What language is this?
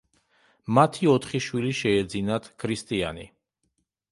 Georgian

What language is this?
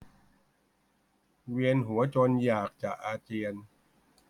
Thai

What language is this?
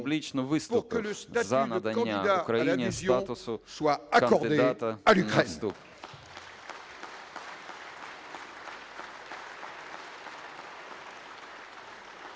Ukrainian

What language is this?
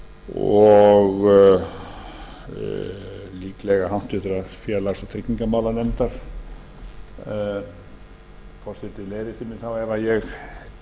Icelandic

